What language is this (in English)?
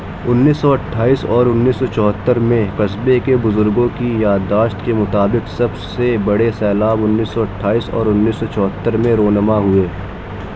Urdu